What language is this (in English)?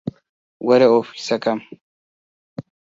Central Kurdish